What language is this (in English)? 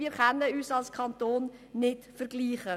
Swiss German